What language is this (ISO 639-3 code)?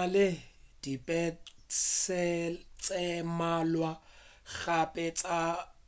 nso